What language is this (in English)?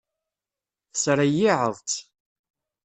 Kabyle